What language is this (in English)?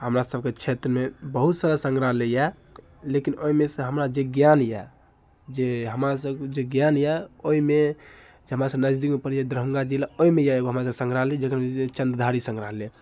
Maithili